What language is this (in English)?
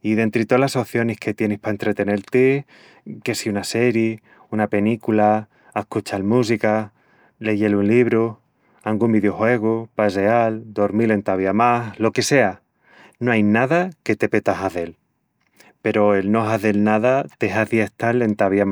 Extremaduran